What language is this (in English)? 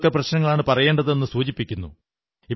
Malayalam